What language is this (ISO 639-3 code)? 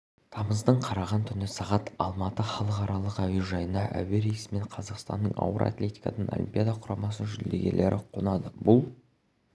kaz